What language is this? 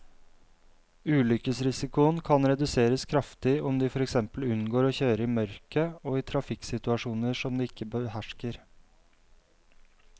Norwegian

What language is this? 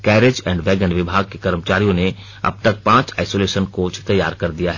Hindi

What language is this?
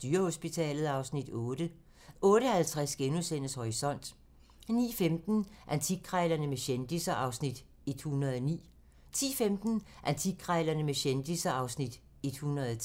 Danish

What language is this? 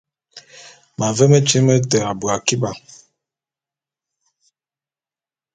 Bulu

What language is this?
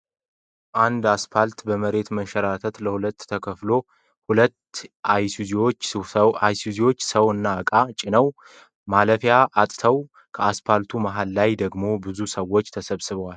Amharic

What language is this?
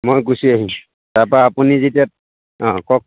Assamese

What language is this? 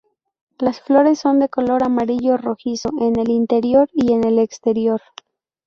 Spanish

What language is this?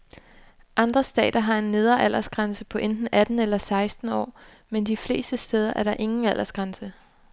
Danish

